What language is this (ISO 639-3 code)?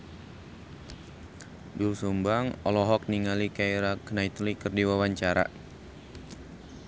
sun